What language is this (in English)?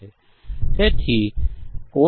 Gujarati